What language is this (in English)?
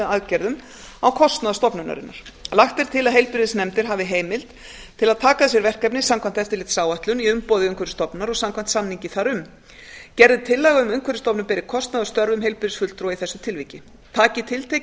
Icelandic